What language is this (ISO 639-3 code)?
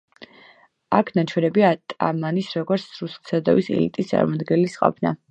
kat